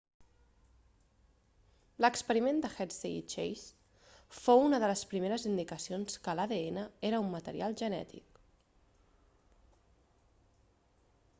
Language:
Catalan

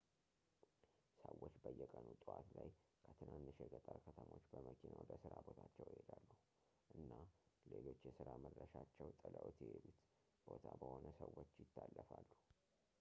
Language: Amharic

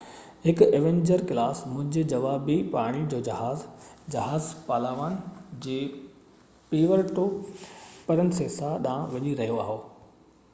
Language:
Sindhi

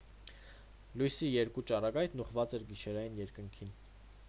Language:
Armenian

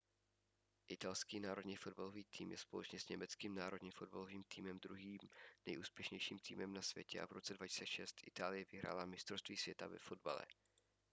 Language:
Czech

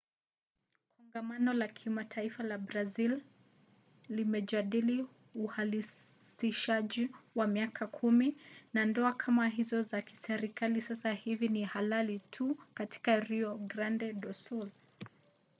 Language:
Swahili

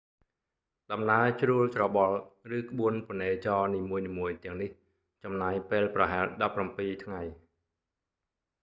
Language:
Khmer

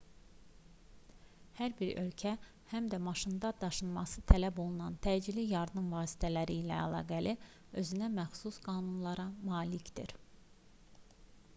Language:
Azerbaijani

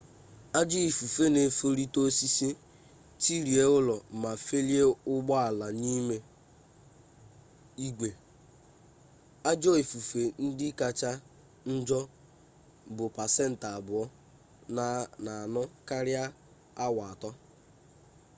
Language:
Igbo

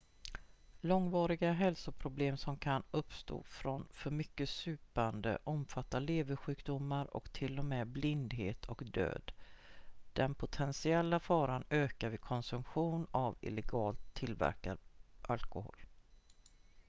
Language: Swedish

